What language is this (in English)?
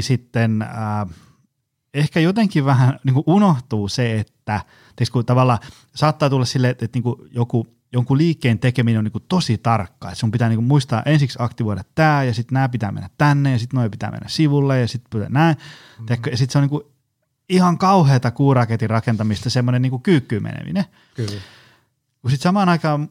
Finnish